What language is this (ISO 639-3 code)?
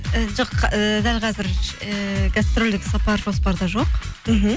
kaz